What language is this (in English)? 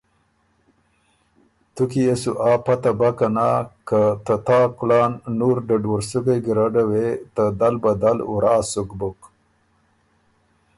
Ormuri